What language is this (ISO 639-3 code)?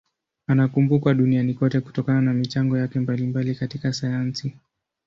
swa